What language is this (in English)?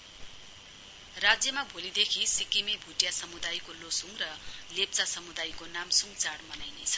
Nepali